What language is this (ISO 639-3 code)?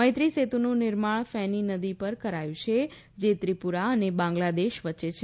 guj